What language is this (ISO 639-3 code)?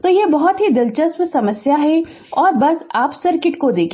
hin